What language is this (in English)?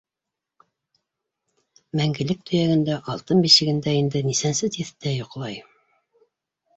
Bashkir